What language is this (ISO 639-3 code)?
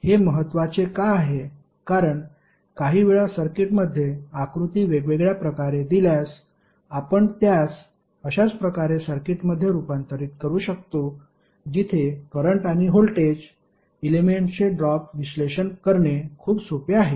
mar